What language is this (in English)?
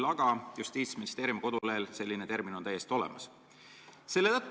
Estonian